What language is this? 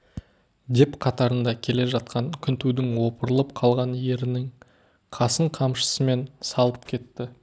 Kazakh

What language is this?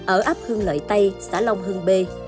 Vietnamese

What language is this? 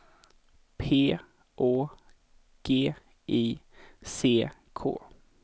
Swedish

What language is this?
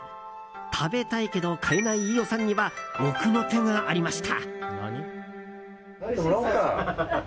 Japanese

